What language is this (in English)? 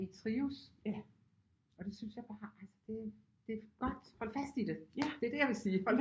Danish